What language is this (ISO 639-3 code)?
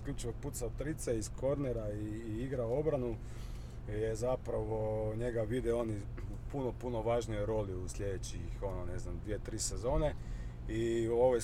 hrv